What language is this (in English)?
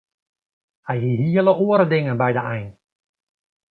Western Frisian